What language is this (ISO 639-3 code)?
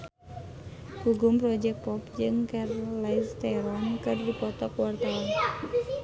sun